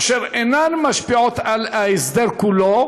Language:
Hebrew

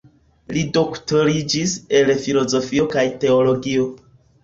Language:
Esperanto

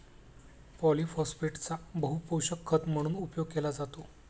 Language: Marathi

